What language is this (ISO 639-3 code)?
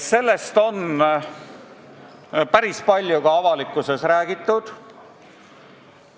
est